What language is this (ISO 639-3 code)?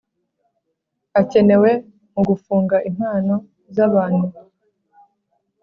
kin